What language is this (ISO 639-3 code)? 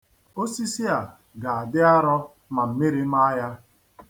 ibo